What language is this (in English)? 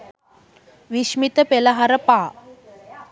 Sinhala